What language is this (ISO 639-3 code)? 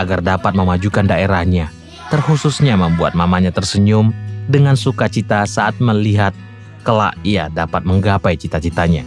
ind